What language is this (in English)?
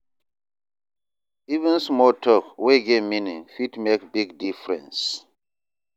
Nigerian Pidgin